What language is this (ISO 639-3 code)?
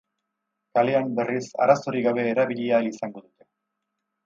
eus